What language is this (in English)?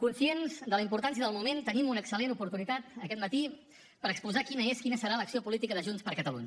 Catalan